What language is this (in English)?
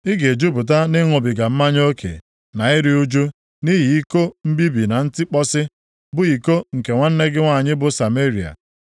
Igbo